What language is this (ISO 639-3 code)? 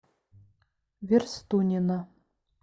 rus